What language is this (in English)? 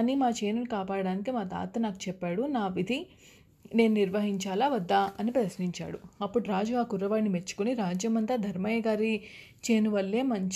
Telugu